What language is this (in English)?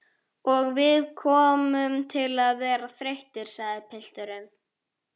Icelandic